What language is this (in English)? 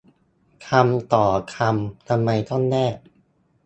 Thai